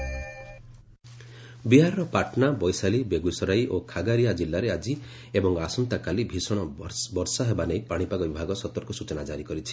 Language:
Odia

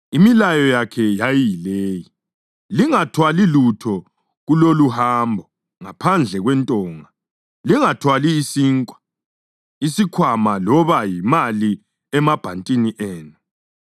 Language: North Ndebele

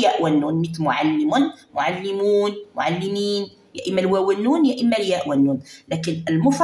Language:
Arabic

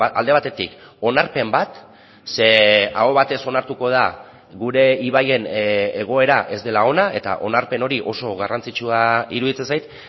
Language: Basque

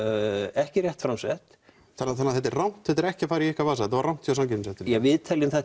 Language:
Icelandic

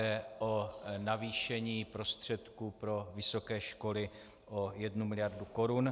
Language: Czech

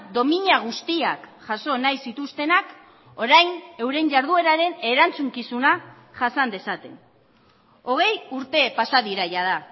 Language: Basque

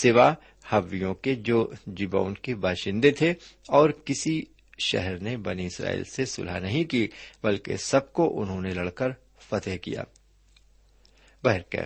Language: Urdu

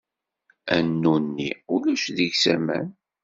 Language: Kabyle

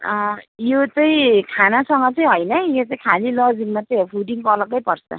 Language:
Nepali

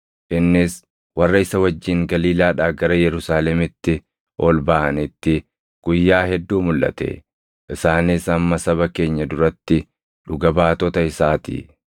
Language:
Oromo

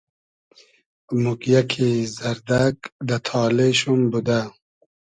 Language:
Hazaragi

